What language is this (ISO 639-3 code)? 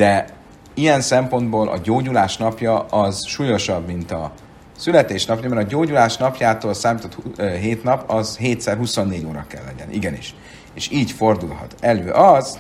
hun